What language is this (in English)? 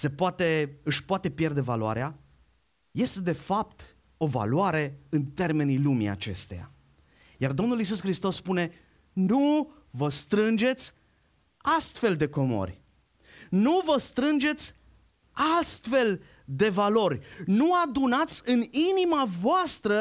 Romanian